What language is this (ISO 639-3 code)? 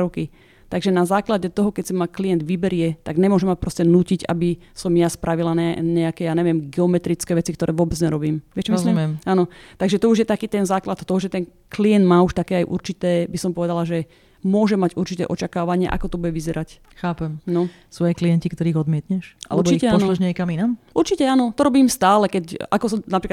slk